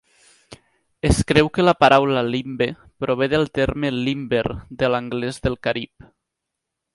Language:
Catalan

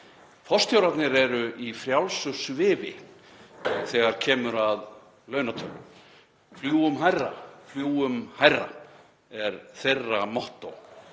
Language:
Icelandic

